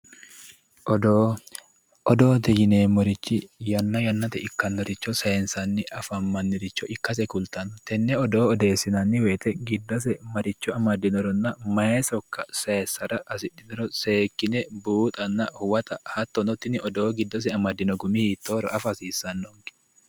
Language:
Sidamo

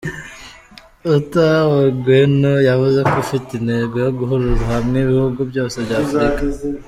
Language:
Kinyarwanda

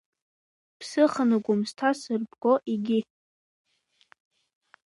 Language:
Abkhazian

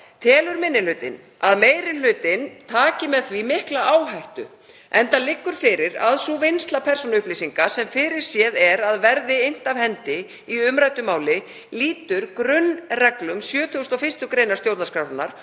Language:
Icelandic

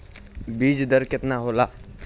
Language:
Bhojpuri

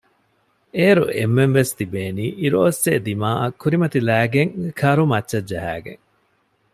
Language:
Divehi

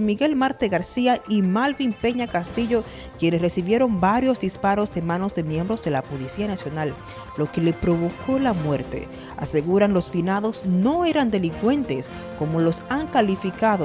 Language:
Spanish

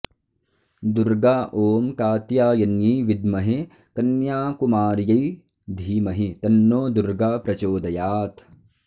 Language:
Sanskrit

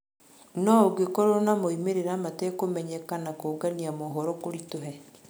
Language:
Kikuyu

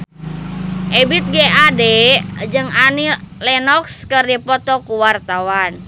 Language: Sundanese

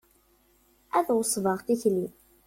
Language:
Kabyle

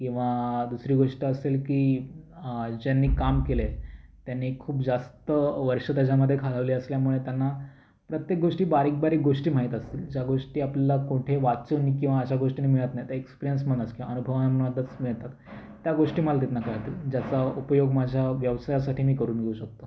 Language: Marathi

